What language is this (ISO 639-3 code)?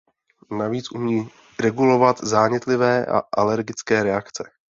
ces